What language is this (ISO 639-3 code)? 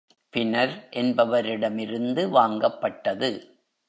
tam